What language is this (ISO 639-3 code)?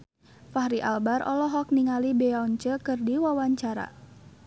sun